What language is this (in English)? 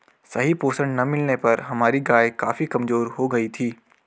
Hindi